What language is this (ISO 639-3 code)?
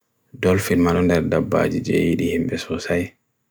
fui